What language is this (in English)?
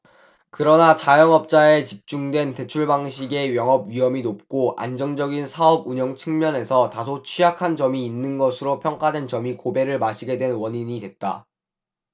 Korean